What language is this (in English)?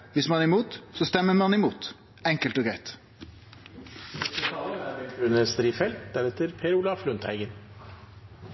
Norwegian Nynorsk